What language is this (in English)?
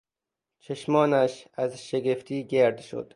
Persian